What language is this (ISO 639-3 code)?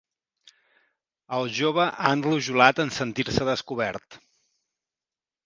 cat